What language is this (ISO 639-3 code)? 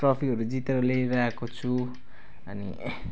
nep